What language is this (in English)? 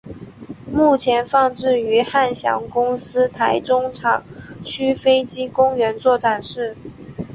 Chinese